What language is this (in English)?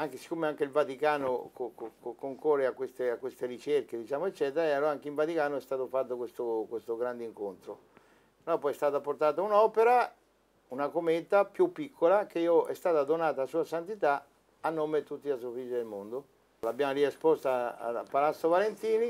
Italian